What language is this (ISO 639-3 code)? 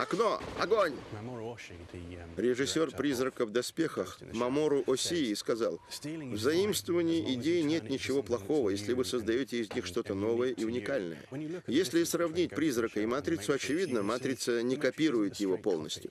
rus